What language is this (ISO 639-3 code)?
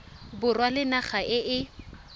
tsn